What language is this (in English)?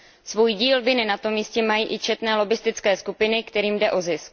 Czech